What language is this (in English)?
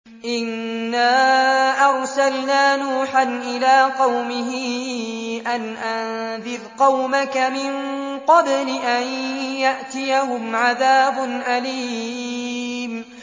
Arabic